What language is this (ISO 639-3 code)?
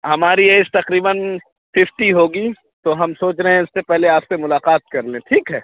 urd